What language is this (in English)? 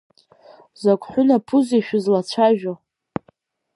Abkhazian